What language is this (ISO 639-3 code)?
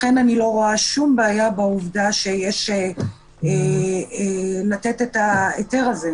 heb